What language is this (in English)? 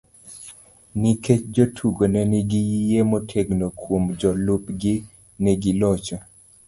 Luo (Kenya and Tanzania)